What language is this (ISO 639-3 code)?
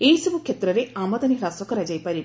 ori